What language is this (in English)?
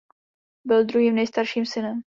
Czech